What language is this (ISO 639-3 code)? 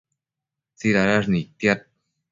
mcf